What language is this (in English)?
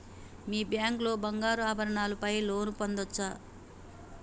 Telugu